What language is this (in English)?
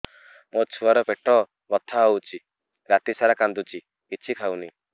Odia